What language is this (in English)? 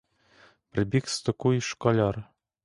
Ukrainian